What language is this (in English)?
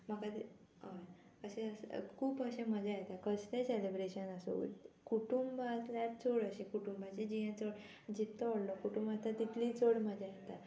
Konkani